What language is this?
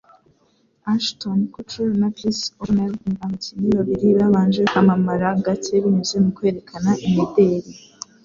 Kinyarwanda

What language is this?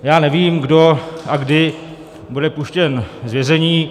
Czech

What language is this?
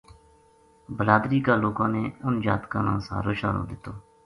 Gujari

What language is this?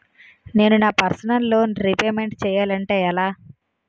Telugu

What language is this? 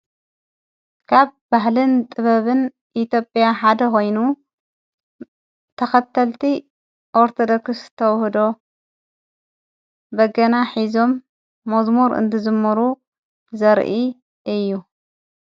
Tigrinya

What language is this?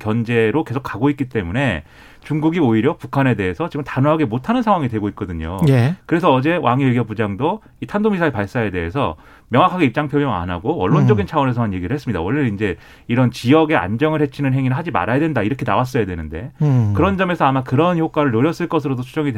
Korean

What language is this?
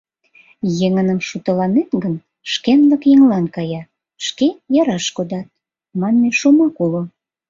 Mari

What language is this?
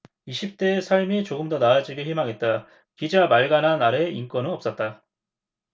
Korean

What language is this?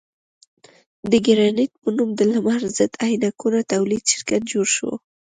Pashto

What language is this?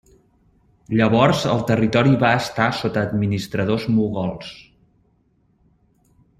Catalan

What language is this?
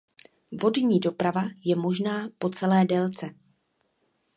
Czech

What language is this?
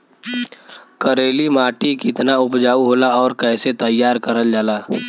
Bhojpuri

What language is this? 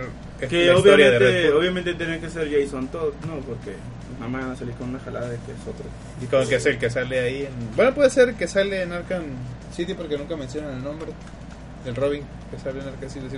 Spanish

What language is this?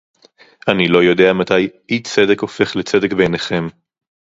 Hebrew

